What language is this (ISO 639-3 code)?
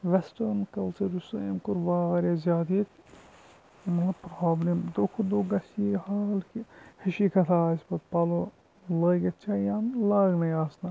kas